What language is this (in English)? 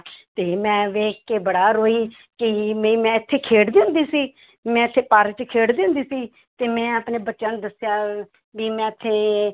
Punjabi